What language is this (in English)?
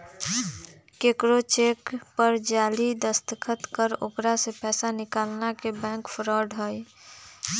Magahi